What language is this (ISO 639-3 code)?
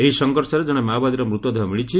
ori